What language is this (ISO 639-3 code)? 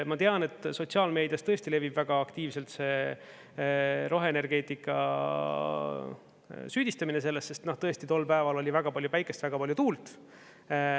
est